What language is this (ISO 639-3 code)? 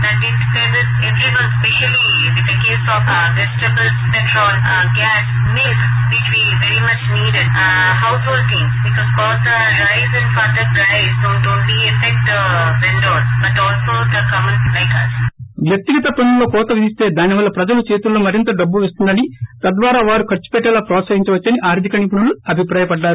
tel